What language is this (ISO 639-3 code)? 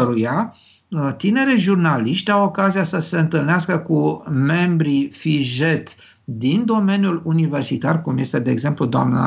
ron